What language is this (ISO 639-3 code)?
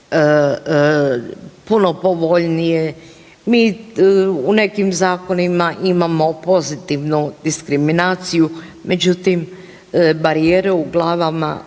hrv